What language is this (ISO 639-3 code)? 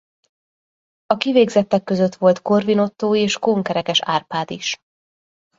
hun